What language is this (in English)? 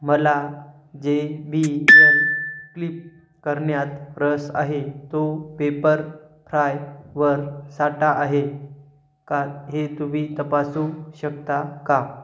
Marathi